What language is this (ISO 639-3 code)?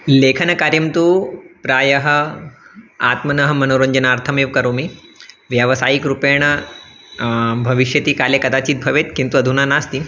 san